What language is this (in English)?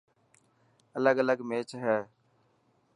Dhatki